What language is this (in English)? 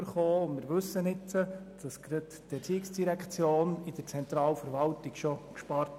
Swiss German